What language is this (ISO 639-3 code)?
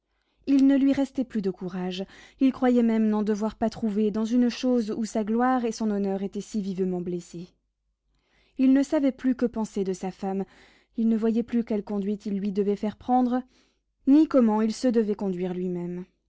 fra